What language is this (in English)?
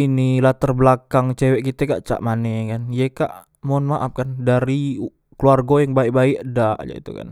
Musi